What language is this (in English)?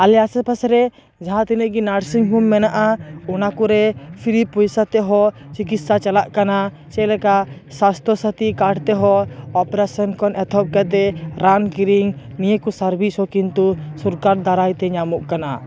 Santali